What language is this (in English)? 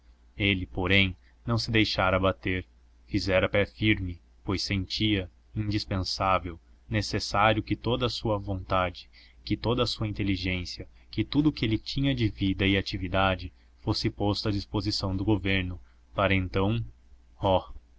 Portuguese